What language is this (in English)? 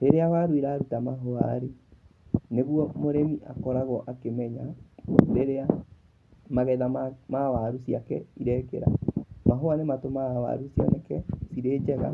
Kikuyu